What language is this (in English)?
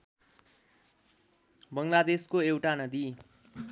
Nepali